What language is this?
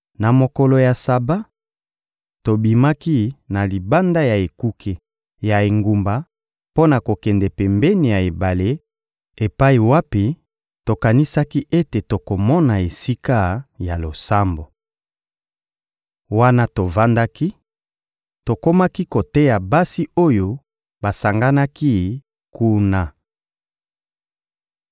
Lingala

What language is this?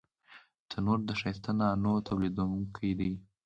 Pashto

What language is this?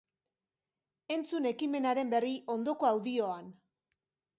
Basque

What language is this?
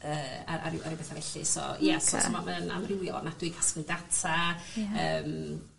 Welsh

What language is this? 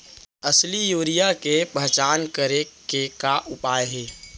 Chhattisgarhi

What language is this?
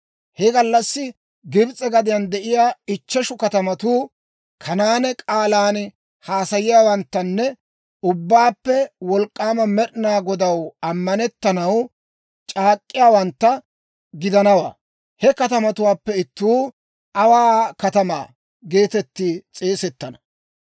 Dawro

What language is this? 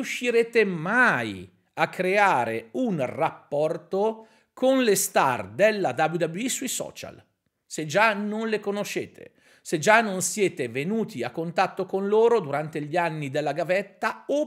Italian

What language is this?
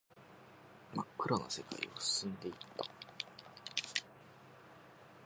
Japanese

